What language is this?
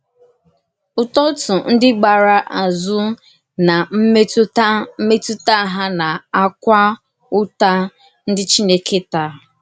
Igbo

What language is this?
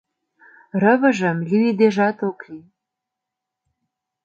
Mari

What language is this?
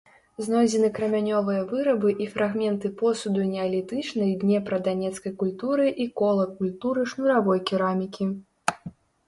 Belarusian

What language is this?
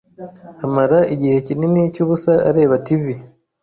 Kinyarwanda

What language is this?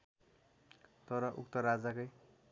Nepali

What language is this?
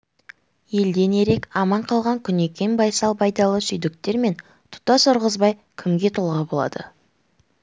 Kazakh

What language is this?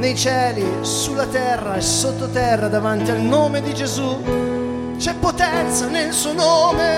Italian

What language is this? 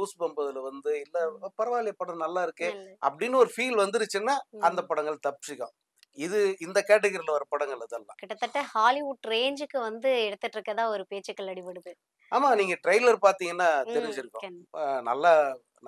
Tamil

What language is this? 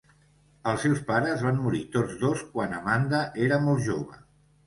Catalan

